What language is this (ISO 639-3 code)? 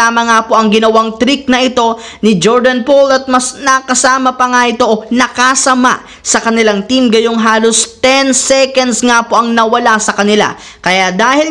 fil